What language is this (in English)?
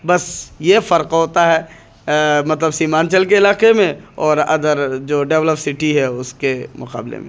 Urdu